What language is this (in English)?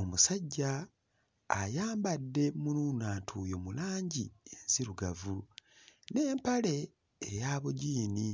Ganda